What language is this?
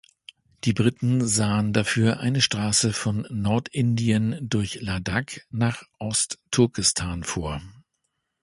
German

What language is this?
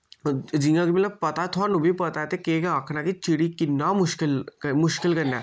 Dogri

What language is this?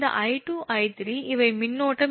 Tamil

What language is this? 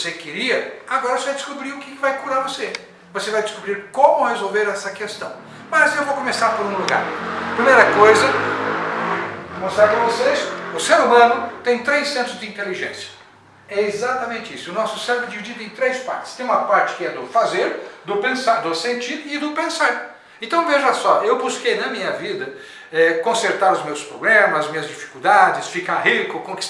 Portuguese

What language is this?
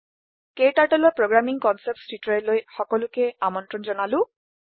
Assamese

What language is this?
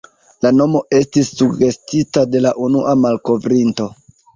Esperanto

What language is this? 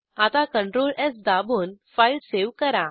Marathi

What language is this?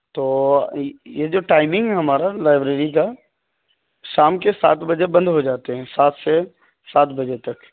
Urdu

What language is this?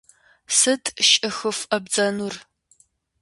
Kabardian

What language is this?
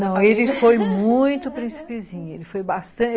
Portuguese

